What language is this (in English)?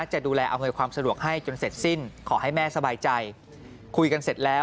Thai